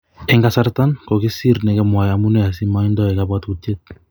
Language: Kalenjin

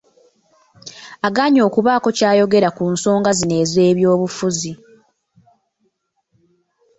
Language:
Ganda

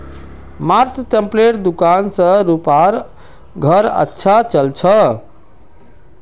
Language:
Magahi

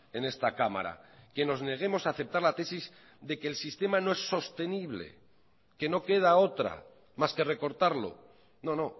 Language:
Spanish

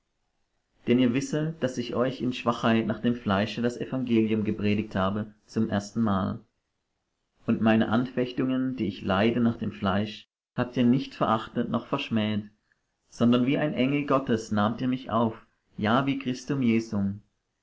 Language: German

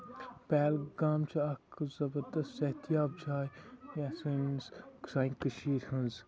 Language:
Kashmiri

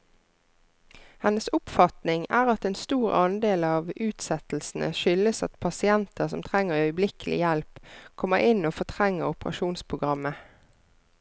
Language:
Norwegian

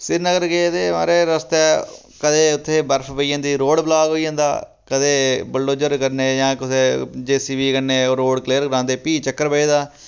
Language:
Dogri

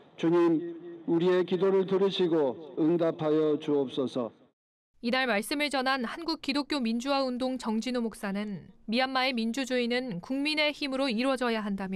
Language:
Korean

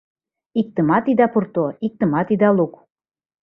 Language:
Mari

